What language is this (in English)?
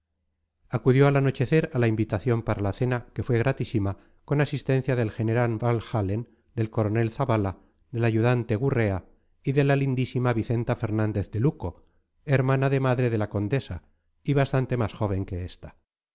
Spanish